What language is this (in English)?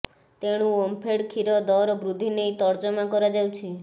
Odia